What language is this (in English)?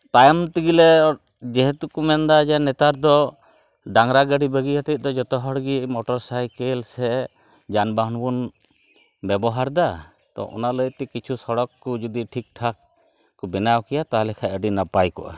Santali